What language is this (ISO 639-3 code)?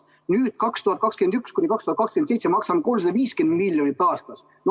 est